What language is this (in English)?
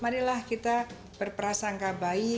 Indonesian